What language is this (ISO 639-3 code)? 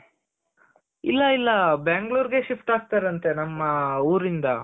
kan